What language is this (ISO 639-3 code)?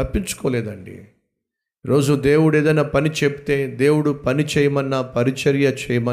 tel